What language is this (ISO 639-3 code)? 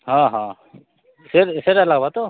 ori